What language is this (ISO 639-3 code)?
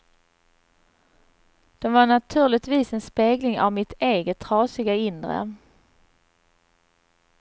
swe